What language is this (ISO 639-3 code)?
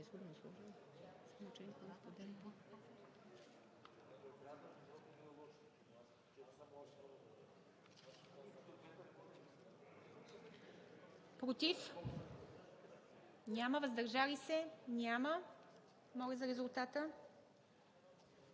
bul